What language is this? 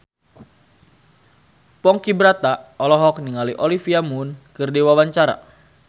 Sundanese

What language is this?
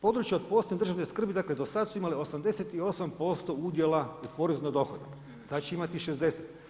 Croatian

